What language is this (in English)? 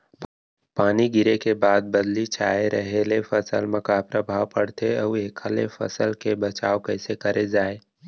Chhattisgarhi